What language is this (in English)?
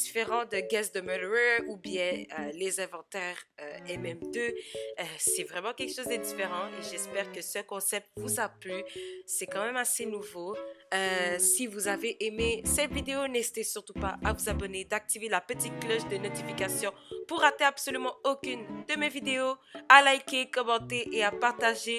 French